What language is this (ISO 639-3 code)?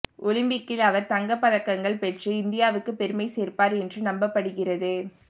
tam